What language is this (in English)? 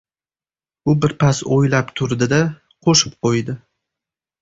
Uzbek